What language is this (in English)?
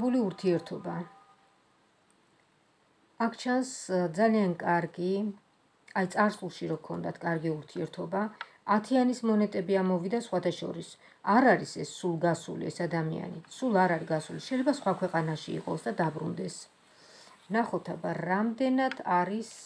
Romanian